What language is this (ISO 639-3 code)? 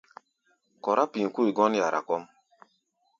gba